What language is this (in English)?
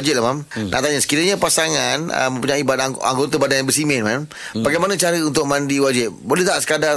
Malay